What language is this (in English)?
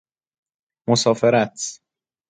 Persian